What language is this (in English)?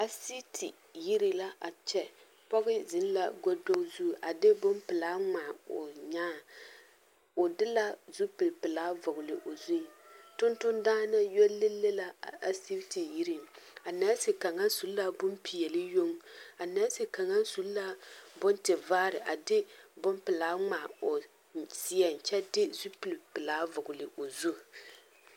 Southern Dagaare